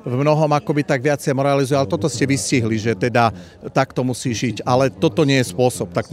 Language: Slovak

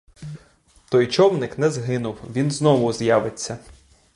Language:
Ukrainian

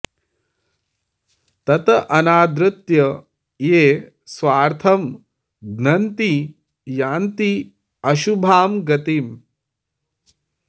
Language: Sanskrit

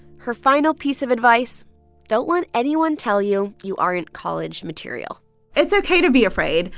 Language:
English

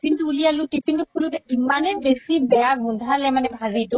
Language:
Assamese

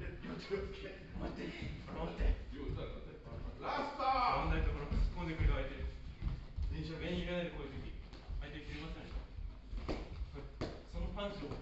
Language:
Japanese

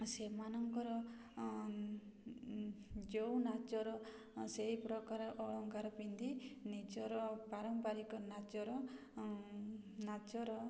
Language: Odia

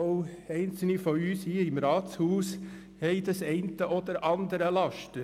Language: Swiss German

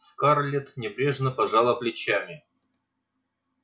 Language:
Russian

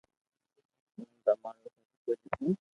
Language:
Loarki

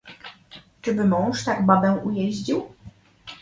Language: Polish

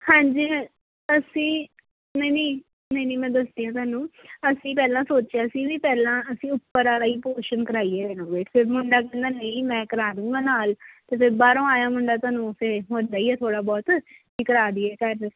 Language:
Punjabi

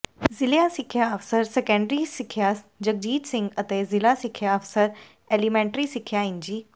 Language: Punjabi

